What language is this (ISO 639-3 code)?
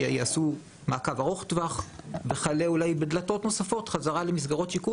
heb